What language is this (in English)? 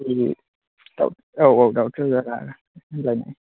Bodo